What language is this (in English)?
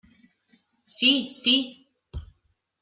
Catalan